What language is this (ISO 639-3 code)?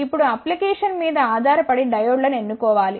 tel